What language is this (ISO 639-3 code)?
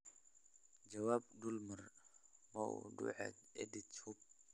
som